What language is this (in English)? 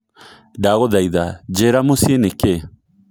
Kikuyu